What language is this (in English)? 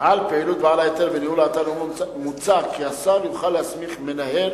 Hebrew